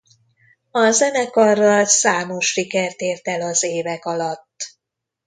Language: Hungarian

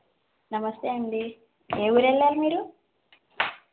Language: Telugu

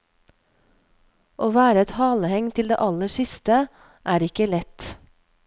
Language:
Norwegian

